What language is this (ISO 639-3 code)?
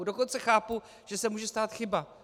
ces